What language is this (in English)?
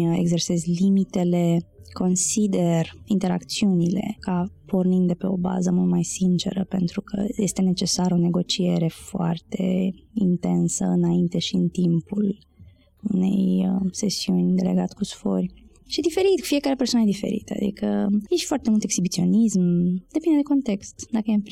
Romanian